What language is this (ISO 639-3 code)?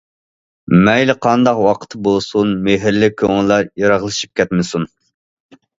uig